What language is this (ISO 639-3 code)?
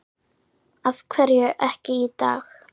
isl